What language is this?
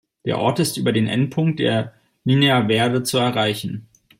German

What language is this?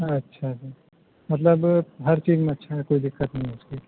Urdu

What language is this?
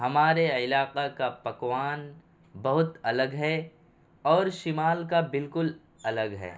Urdu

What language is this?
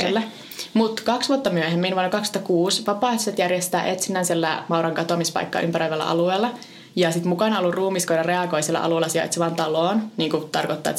Finnish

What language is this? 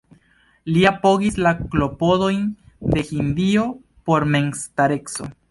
Esperanto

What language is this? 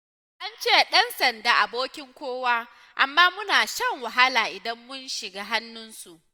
Hausa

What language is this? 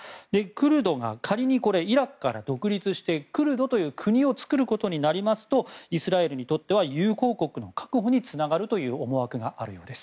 Japanese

